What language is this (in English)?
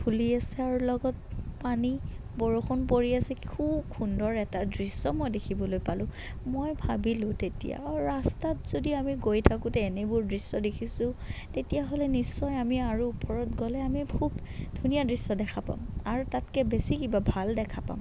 Assamese